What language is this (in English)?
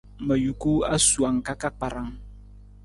Nawdm